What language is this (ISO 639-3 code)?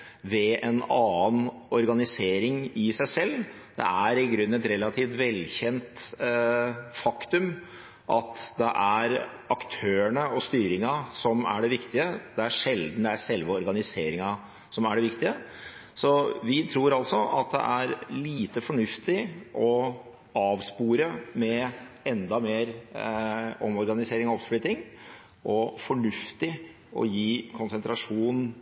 nob